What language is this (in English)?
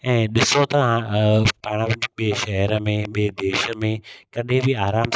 Sindhi